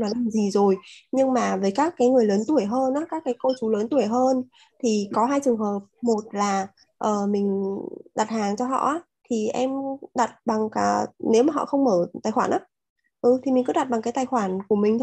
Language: Vietnamese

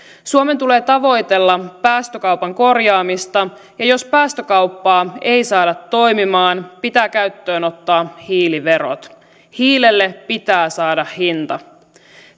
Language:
Finnish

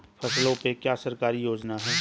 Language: Hindi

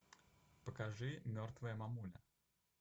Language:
Russian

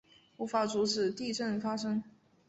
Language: Chinese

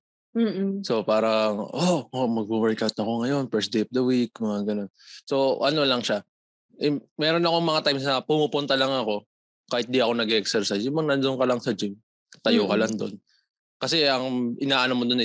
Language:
Filipino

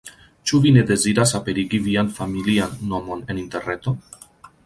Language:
Esperanto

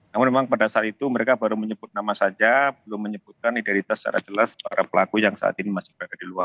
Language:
Indonesian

